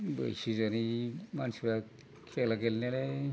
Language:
Bodo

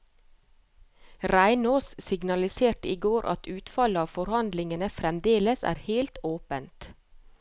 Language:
Norwegian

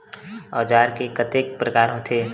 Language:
Chhattisgarhi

